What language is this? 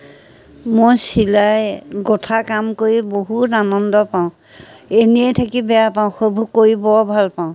Assamese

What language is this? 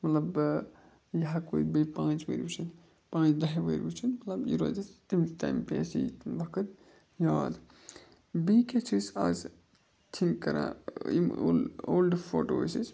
Kashmiri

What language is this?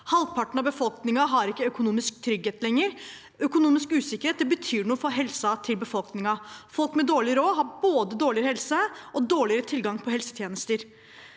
Norwegian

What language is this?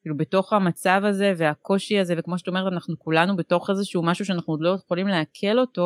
Hebrew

